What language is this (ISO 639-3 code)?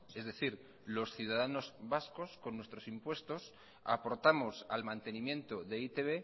spa